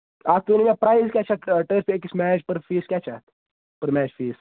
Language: Kashmiri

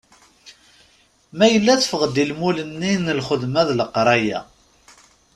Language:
Kabyle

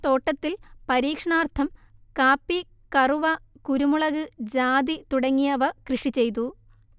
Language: Malayalam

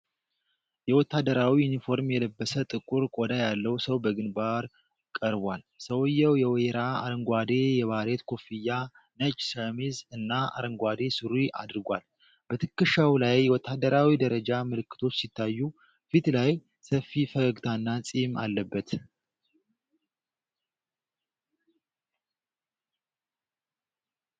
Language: Amharic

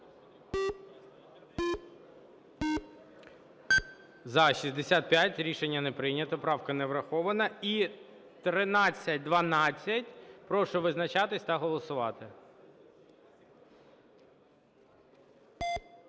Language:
Ukrainian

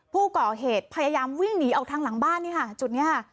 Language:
Thai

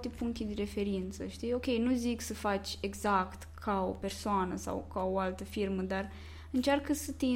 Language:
Romanian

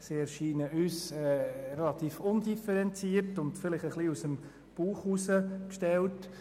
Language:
Swiss German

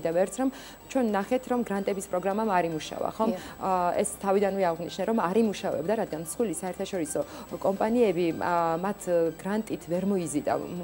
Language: Romanian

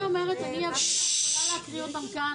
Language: Hebrew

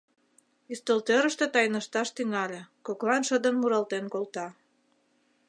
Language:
Mari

